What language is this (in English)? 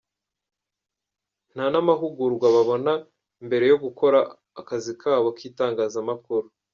Kinyarwanda